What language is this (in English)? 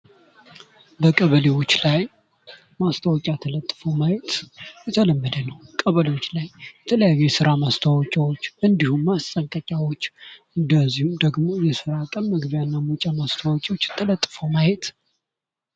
Amharic